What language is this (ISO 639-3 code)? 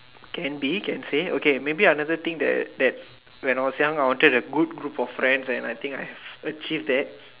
eng